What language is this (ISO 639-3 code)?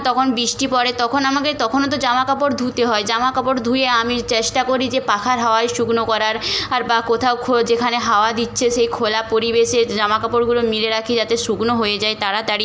ben